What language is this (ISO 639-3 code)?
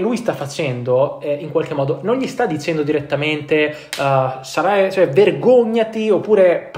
ita